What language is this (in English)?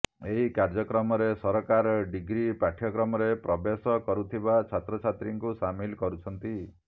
Odia